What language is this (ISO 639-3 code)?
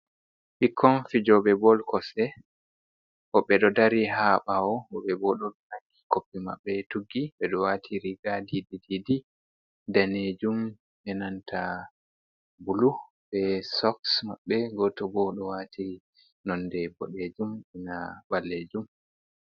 ful